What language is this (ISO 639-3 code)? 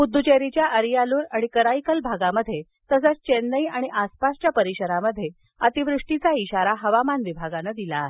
mar